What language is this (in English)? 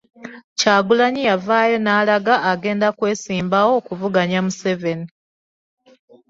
Ganda